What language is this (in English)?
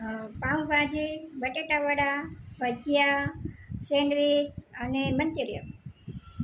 Gujarati